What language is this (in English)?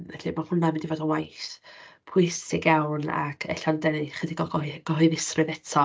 Welsh